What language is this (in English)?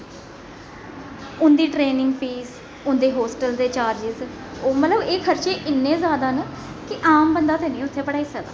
Dogri